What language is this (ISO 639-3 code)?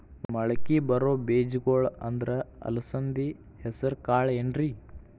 kan